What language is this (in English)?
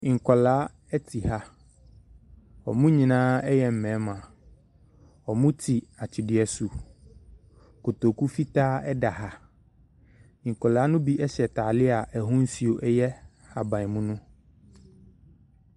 Akan